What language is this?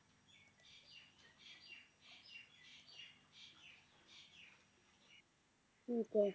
Punjabi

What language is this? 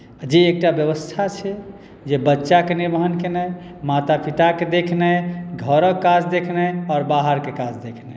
Maithili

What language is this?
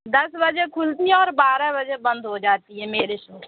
Urdu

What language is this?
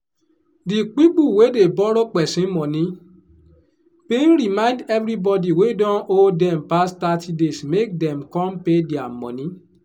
Nigerian Pidgin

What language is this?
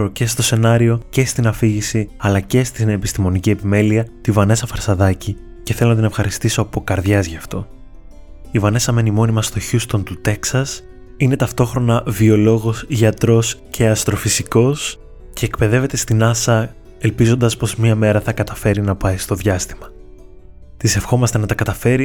Greek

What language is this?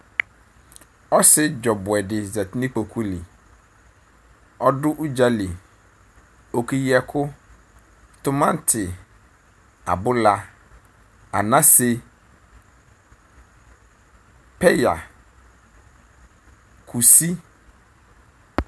Ikposo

